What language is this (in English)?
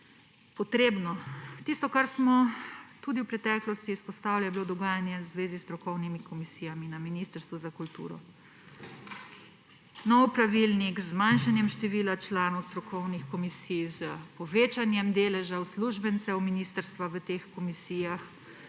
Slovenian